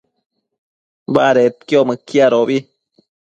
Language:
Matsés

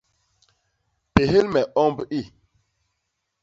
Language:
Basaa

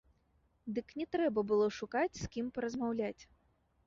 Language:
Belarusian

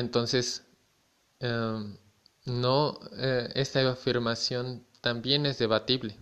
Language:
Spanish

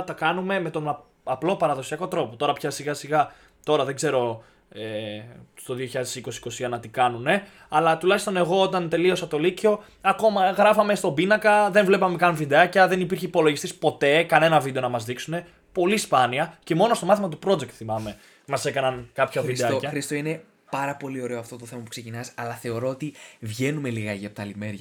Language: Greek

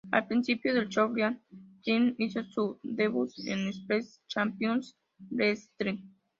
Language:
Spanish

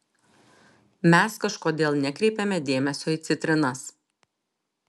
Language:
Lithuanian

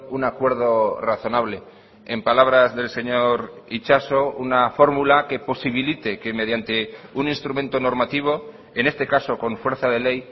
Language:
Spanish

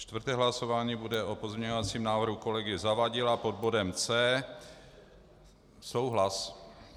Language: Czech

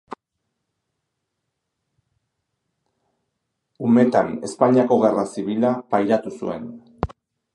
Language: Basque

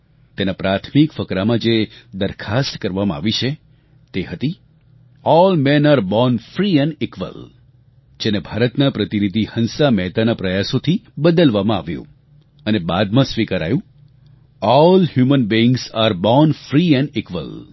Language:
Gujarati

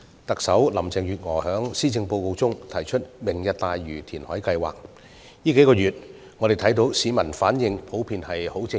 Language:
Cantonese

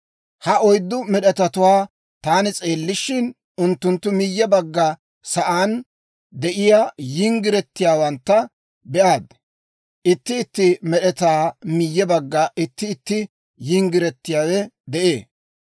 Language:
Dawro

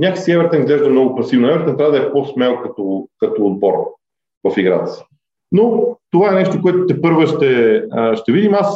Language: Bulgarian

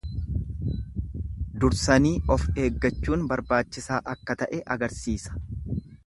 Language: Oromo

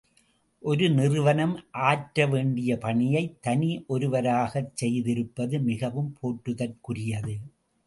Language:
Tamil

